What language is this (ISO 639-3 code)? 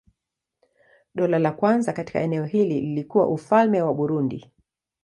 swa